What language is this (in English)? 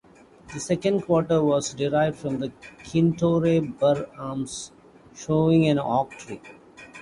English